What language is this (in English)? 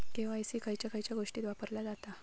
Marathi